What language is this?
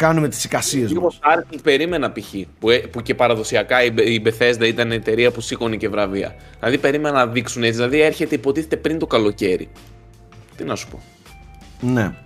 Greek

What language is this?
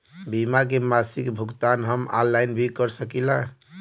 Bhojpuri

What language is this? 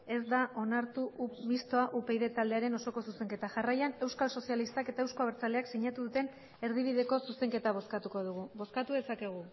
Basque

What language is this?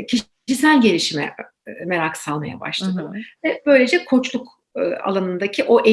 Turkish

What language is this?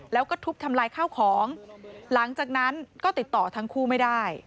Thai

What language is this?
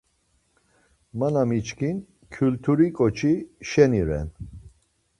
Laz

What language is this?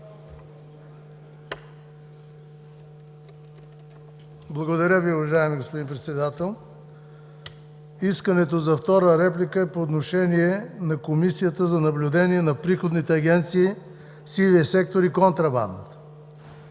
Bulgarian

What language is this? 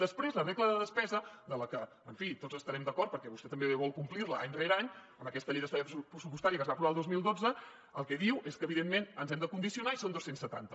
Catalan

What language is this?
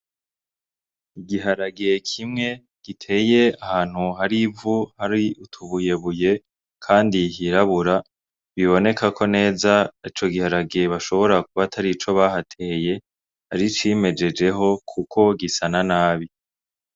Rundi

